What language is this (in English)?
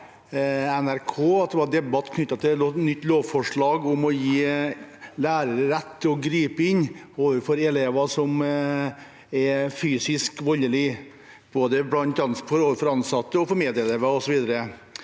Norwegian